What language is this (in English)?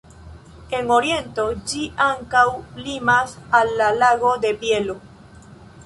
Esperanto